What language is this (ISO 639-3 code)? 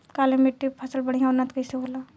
bho